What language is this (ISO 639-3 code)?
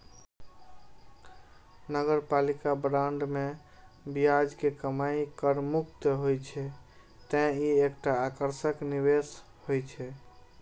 mai